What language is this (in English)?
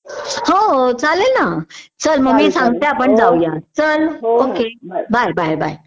Marathi